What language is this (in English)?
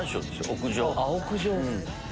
Japanese